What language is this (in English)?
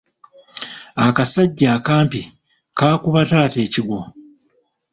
Ganda